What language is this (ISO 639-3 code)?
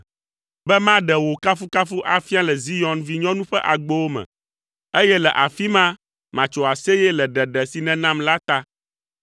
ewe